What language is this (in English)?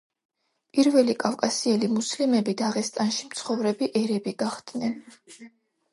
Georgian